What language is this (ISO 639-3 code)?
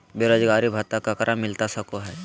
mag